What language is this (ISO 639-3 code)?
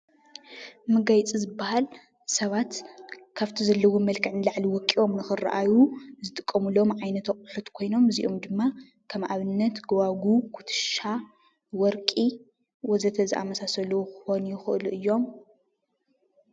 tir